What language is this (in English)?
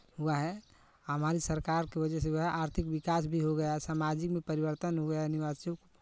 Hindi